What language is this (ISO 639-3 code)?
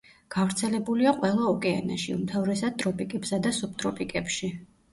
kat